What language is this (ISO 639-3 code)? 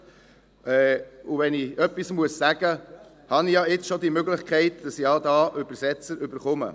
gsw